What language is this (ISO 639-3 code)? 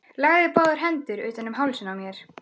isl